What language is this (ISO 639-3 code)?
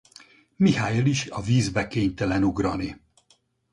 hun